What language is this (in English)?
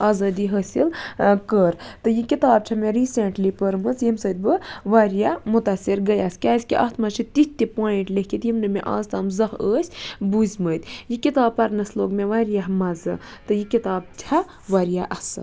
Kashmiri